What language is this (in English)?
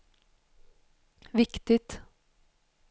Swedish